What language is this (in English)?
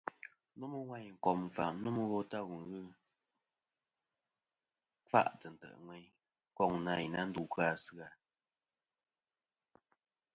Kom